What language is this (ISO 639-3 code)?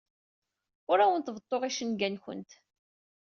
kab